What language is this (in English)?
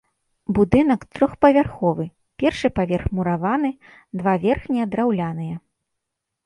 Belarusian